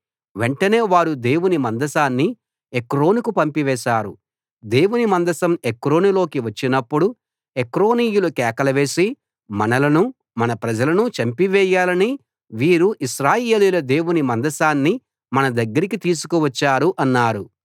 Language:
Telugu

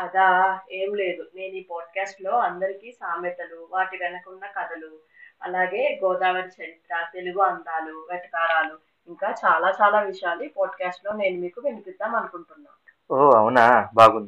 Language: Telugu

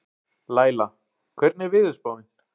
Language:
Icelandic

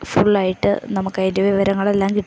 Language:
Malayalam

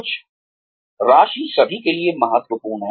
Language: Hindi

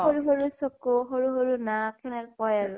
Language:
Assamese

